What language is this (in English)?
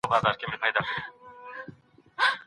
Pashto